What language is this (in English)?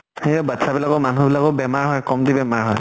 Assamese